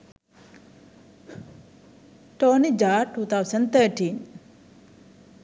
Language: Sinhala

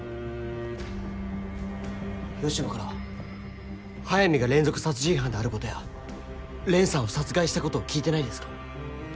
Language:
Japanese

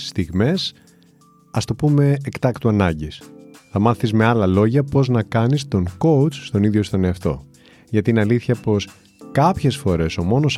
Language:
Greek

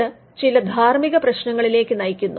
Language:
Malayalam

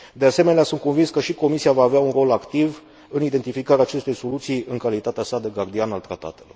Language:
Romanian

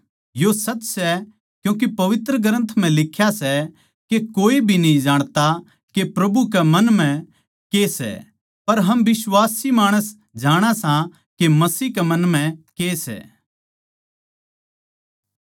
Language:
Haryanvi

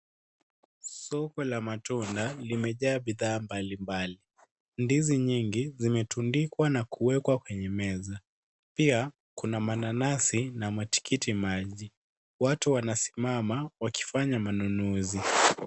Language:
Swahili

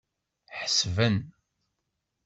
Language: Kabyle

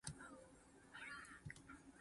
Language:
Min Nan Chinese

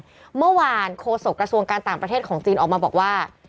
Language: Thai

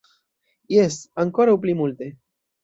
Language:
Esperanto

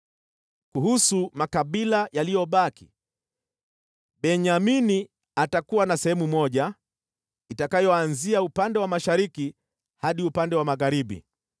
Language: Swahili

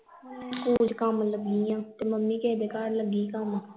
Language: Punjabi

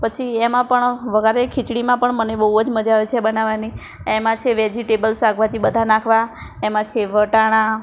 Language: Gujarati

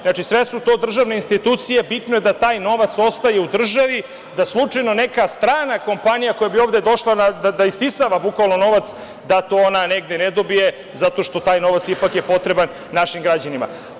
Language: Serbian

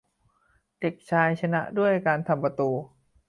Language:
Thai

